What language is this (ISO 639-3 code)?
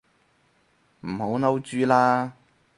yue